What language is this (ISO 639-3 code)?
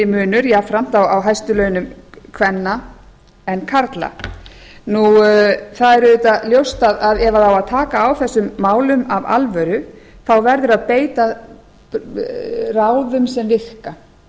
isl